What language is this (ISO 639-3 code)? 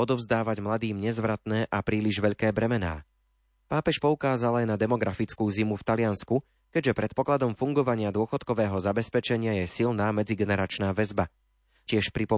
slk